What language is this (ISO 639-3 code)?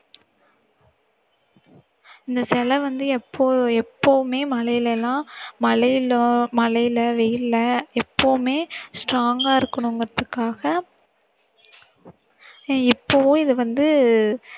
tam